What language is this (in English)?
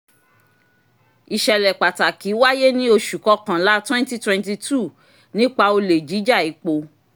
Yoruba